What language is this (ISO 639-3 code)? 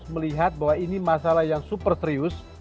ind